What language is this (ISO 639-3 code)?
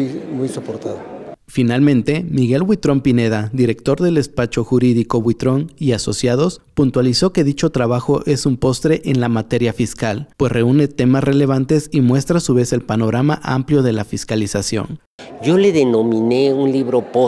spa